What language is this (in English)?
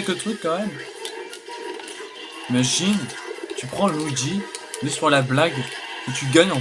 French